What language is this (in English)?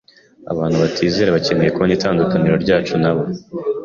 Kinyarwanda